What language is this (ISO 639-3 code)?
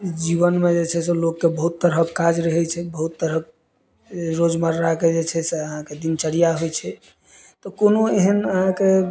mai